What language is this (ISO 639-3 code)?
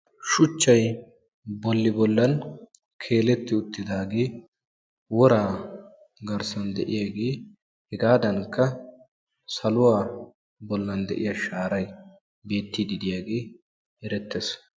wal